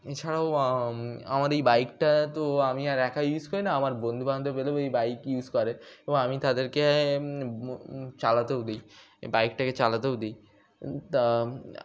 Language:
Bangla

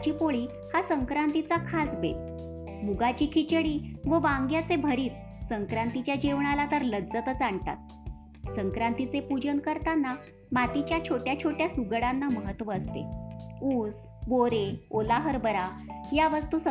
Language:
Marathi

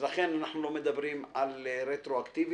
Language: Hebrew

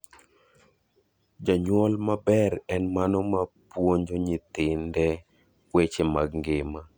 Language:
Luo (Kenya and Tanzania)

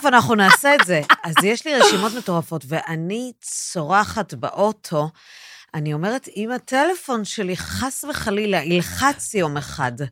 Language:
Hebrew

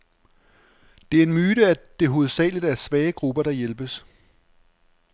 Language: Danish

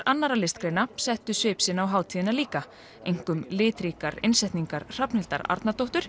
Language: Icelandic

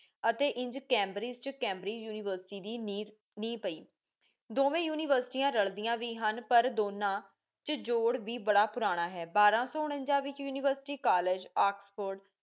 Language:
Punjabi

